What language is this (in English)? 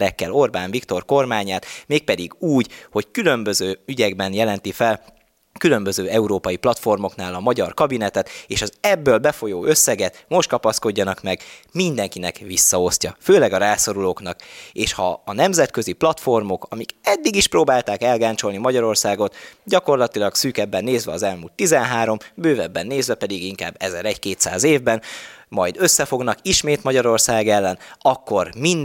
Hungarian